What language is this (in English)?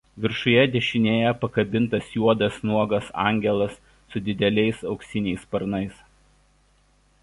Lithuanian